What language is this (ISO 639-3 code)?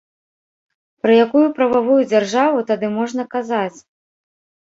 bel